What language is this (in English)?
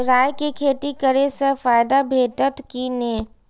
Maithili